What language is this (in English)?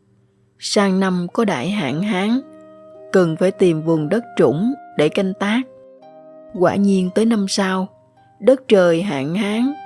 Vietnamese